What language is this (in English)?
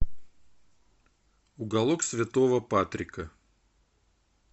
Russian